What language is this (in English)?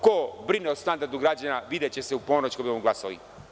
Serbian